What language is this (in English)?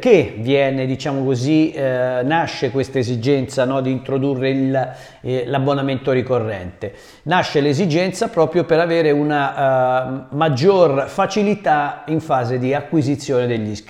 Italian